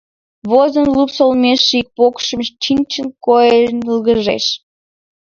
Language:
Mari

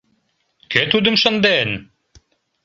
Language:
Mari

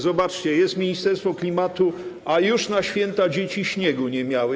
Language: Polish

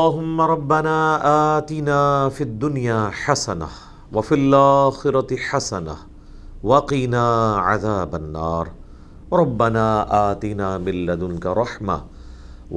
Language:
Urdu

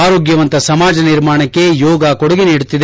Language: Kannada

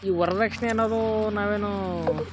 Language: Kannada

